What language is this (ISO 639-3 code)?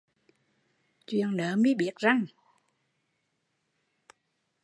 vie